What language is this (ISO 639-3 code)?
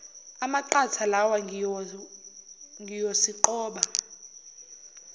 zul